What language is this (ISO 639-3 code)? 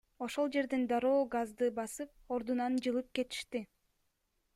kir